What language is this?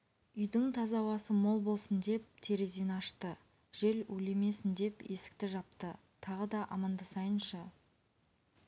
Kazakh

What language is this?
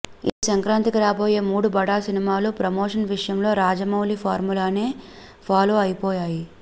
Telugu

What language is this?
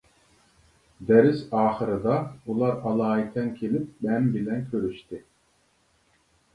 Uyghur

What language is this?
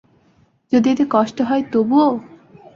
Bangla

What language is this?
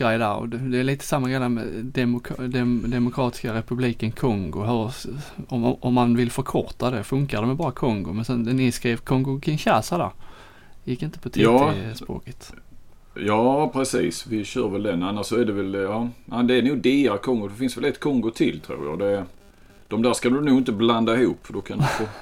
Swedish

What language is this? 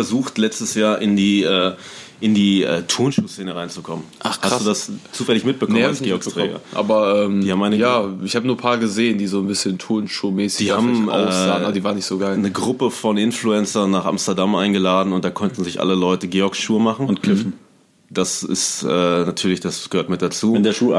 German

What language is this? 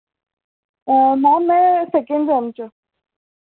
Dogri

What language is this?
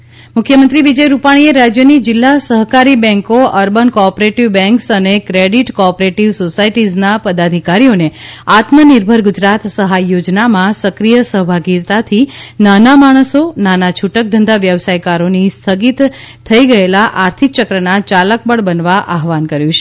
Gujarati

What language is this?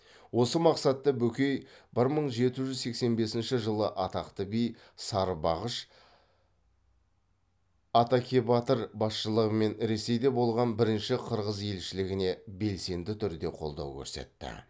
Kazakh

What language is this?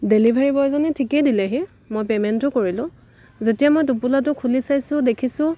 Assamese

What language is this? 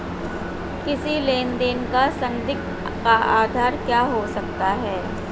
Hindi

